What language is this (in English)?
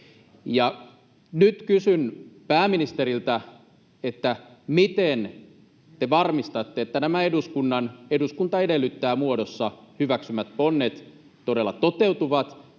Finnish